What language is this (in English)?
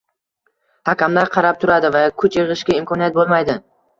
Uzbek